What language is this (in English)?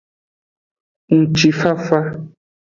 Aja (Benin)